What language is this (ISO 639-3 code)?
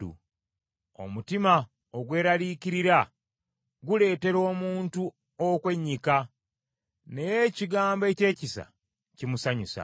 lug